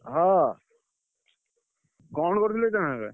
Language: Odia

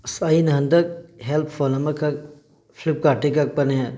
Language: Manipuri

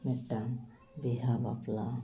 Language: Santali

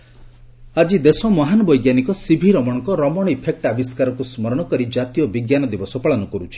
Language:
Odia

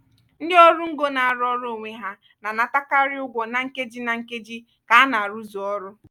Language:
Igbo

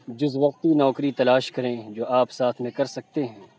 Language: Urdu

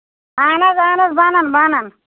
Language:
Kashmiri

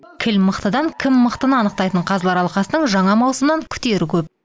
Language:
Kazakh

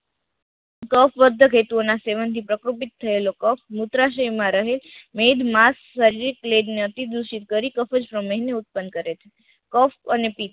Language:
Gujarati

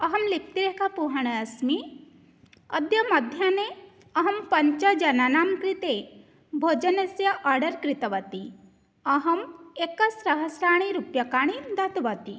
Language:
Sanskrit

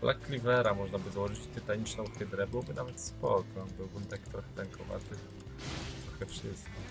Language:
Polish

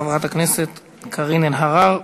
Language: Hebrew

